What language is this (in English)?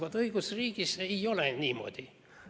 Estonian